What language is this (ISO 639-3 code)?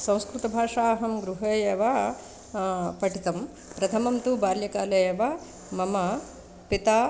san